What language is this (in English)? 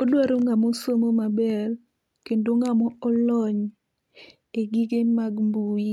Luo (Kenya and Tanzania)